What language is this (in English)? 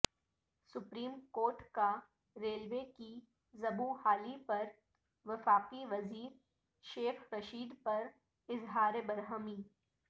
Urdu